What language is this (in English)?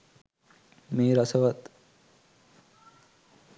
Sinhala